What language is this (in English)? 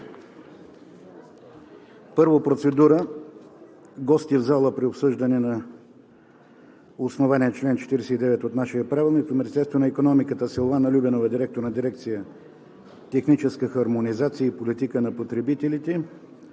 Bulgarian